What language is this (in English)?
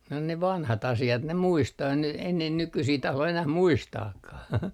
Finnish